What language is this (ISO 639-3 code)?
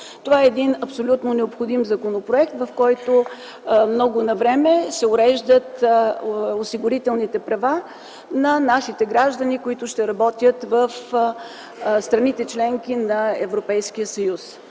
bul